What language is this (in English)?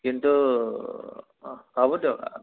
Assamese